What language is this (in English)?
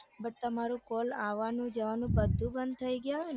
Gujarati